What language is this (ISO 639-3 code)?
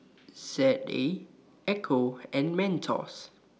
eng